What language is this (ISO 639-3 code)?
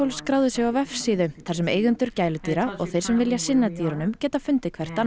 isl